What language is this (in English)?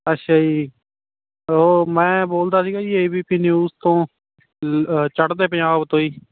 Punjabi